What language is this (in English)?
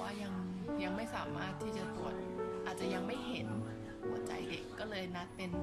Thai